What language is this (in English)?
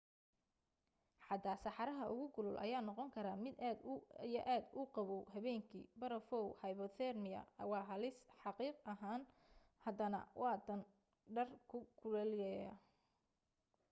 Somali